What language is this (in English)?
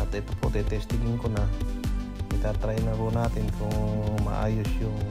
Filipino